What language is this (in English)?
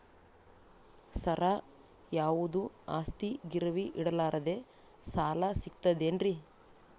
Kannada